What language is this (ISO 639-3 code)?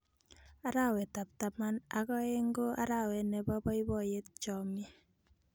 kln